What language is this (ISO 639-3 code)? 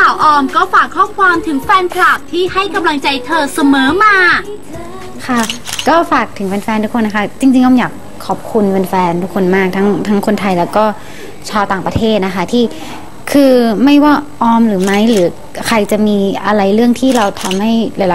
tha